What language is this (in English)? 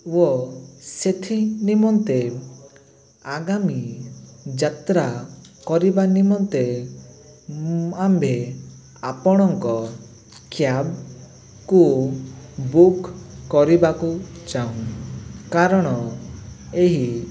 Odia